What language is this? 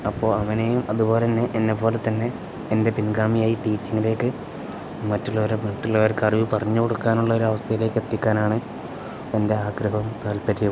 Malayalam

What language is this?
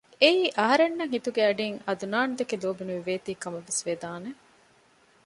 Divehi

